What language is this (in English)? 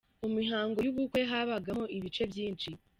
Kinyarwanda